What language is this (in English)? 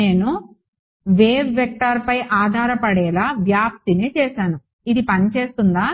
Telugu